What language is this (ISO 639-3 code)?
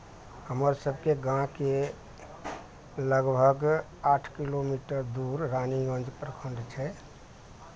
mai